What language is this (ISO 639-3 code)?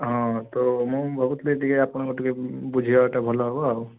ori